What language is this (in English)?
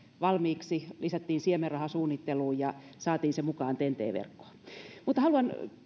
Finnish